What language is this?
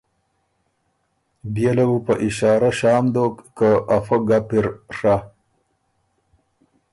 Ormuri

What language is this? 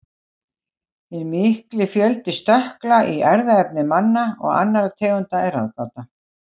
Icelandic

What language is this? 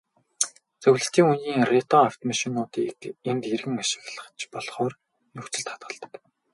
Mongolian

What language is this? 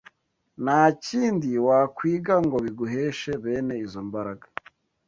Kinyarwanda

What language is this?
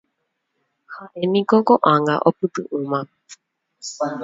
Guarani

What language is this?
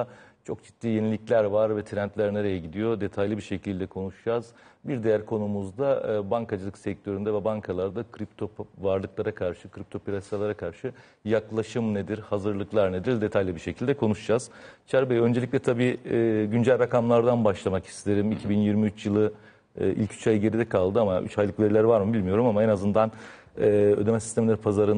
Turkish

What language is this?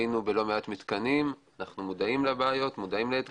Hebrew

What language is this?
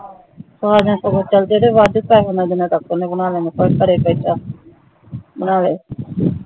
Punjabi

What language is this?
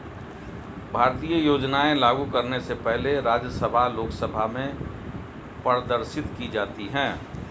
Hindi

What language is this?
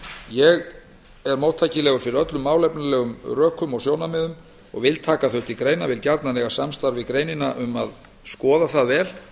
Icelandic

